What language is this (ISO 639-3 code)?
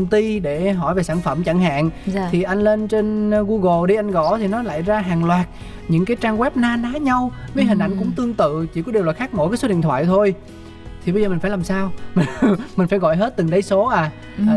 vie